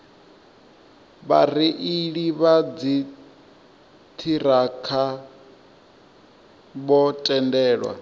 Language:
Venda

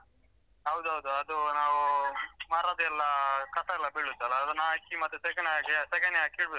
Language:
Kannada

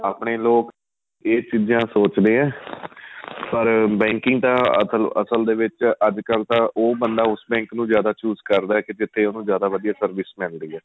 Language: Punjabi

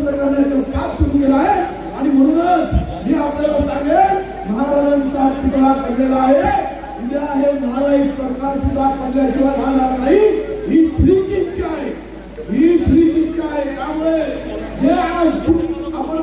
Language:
Marathi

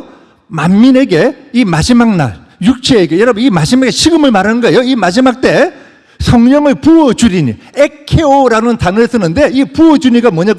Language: Korean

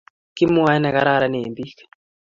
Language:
Kalenjin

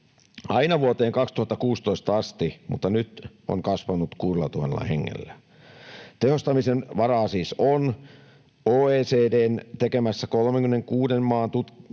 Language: Finnish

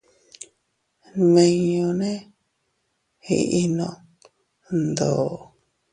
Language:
Teutila Cuicatec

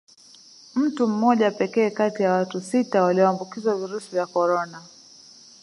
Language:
Swahili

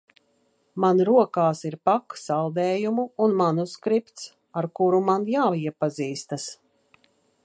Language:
Latvian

